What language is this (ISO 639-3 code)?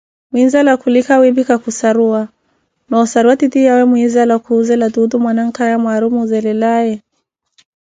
eko